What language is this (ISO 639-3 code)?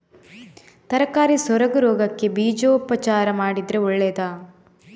kan